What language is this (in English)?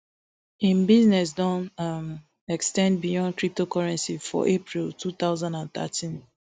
Nigerian Pidgin